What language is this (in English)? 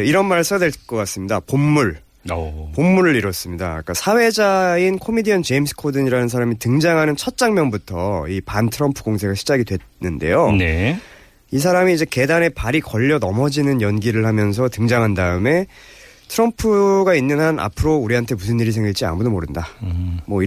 Korean